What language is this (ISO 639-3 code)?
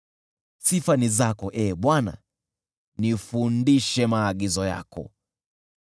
swa